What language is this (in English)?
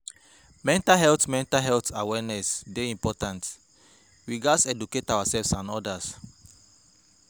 Nigerian Pidgin